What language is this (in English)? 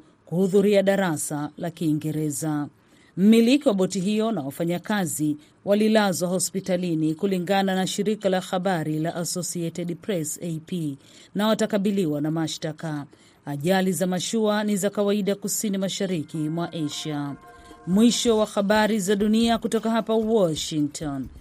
Swahili